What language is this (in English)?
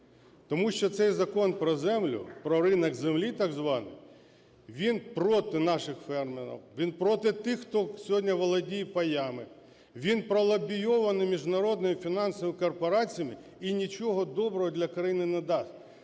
Ukrainian